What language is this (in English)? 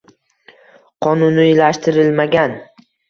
Uzbek